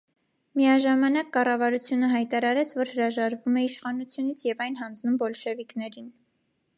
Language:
Armenian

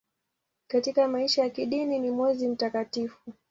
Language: Swahili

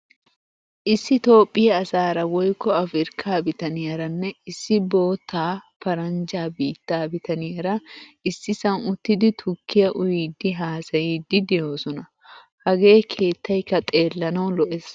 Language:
Wolaytta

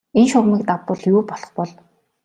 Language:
Mongolian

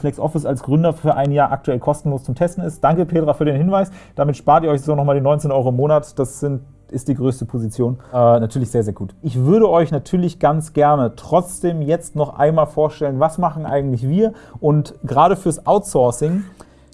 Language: German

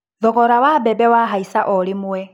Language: Kikuyu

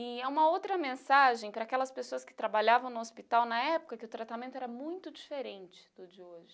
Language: Portuguese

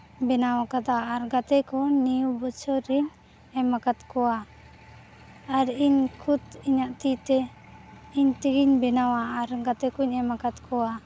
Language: Santali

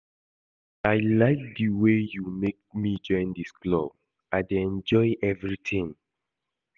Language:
Nigerian Pidgin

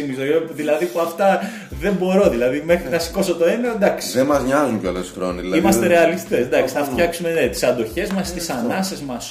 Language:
Greek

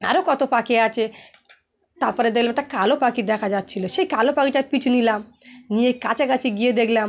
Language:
Bangla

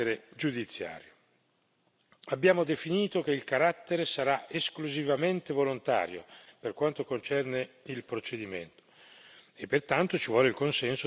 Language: Italian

